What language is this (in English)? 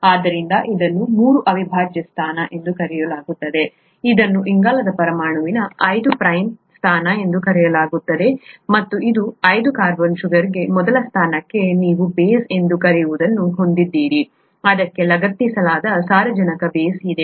Kannada